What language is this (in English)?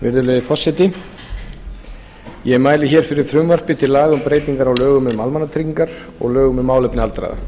Icelandic